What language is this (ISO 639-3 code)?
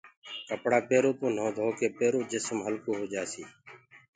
ggg